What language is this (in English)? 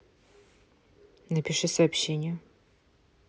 Russian